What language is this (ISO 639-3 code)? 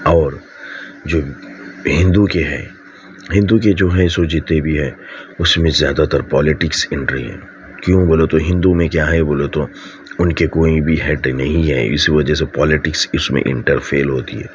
urd